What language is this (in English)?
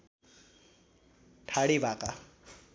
Nepali